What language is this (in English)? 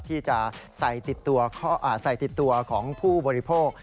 Thai